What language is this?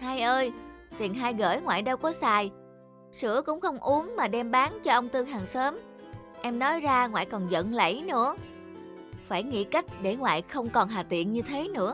Vietnamese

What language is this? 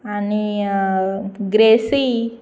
Konkani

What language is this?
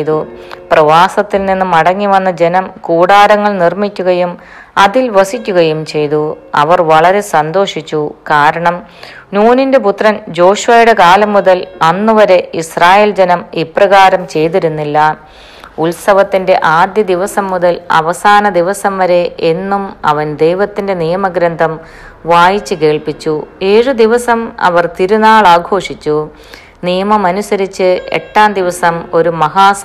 Malayalam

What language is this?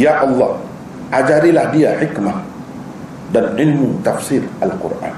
Malay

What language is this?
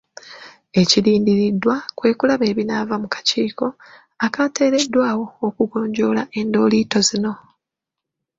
Ganda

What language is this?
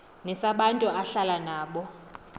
Xhosa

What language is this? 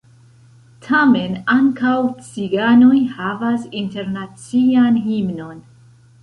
Esperanto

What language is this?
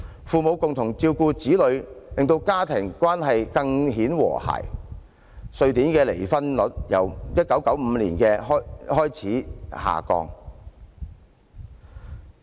Cantonese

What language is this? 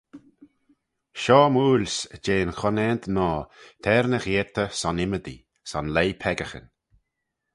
Manx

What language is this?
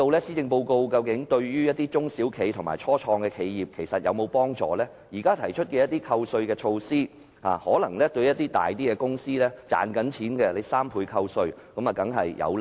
Cantonese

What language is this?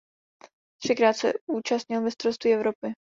Czech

